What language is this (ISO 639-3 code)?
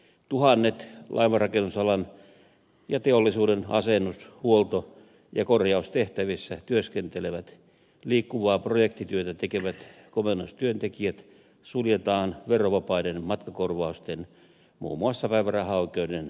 fin